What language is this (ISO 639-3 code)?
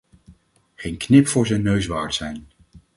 nld